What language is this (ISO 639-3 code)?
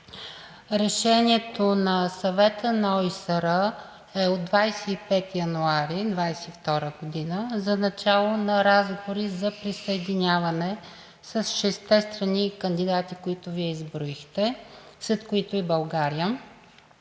bul